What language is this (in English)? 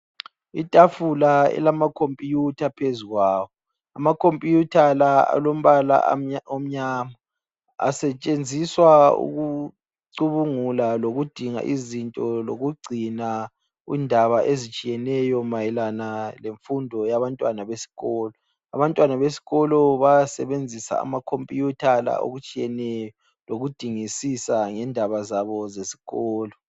North Ndebele